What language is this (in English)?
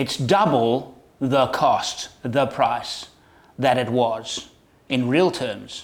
English